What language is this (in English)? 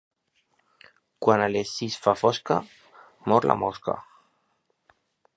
Catalan